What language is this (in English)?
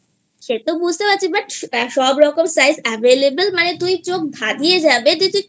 Bangla